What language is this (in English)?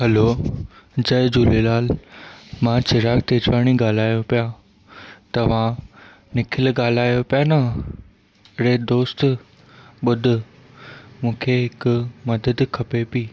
Sindhi